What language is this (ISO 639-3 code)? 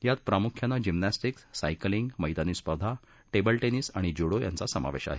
mar